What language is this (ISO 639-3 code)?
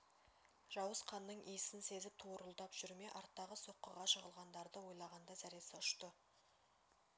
kaz